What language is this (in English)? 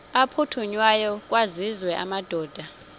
Xhosa